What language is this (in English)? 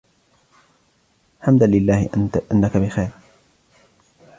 Arabic